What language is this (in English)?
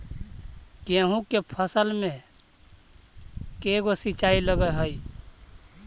Magahi